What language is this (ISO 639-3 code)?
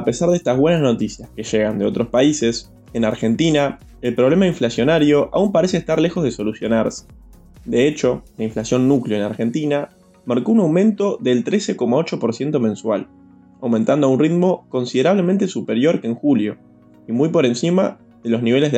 spa